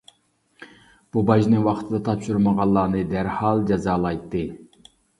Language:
Uyghur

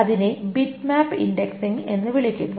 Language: Malayalam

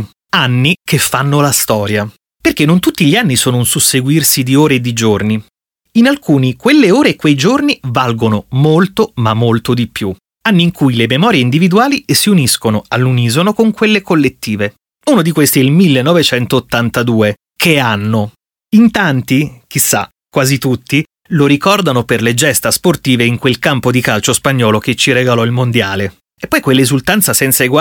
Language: Italian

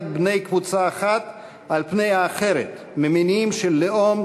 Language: Hebrew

